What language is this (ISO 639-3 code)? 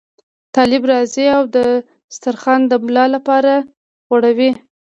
pus